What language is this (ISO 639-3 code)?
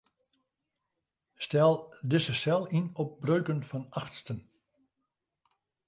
fry